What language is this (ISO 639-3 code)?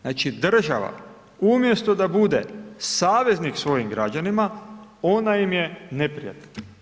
hrv